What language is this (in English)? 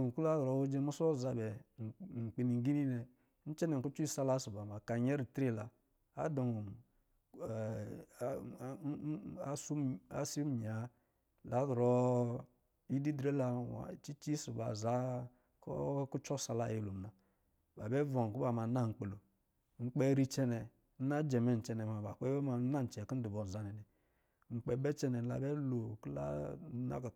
Lijili